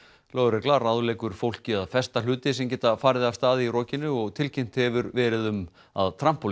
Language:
Icelandic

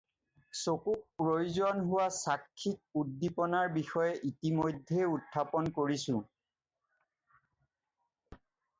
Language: Assamese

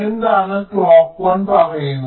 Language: Malayalam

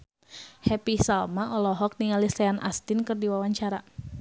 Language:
Sundanese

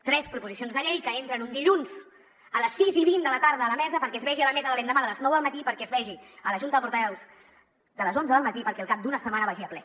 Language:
Catalan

